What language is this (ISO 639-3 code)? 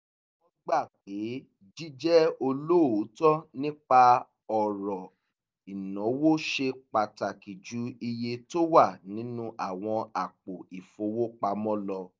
yor